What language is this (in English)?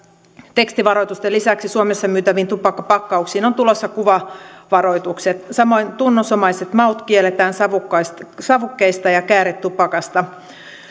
Finnish